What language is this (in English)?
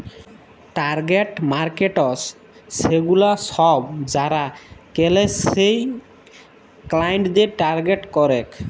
Bangla